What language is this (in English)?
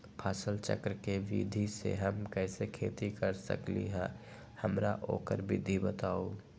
Magahi